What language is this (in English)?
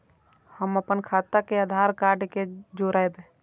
Maithili